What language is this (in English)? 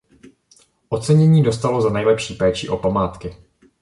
Czech